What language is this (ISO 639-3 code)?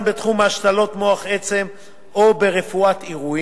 heb